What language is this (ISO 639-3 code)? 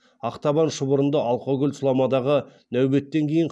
kaz